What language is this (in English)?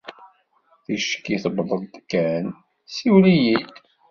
Kabyle